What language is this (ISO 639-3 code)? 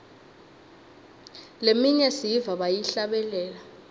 ssw